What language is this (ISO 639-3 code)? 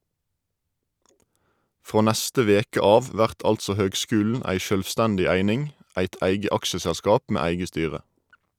nor